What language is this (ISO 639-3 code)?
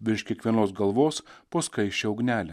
lit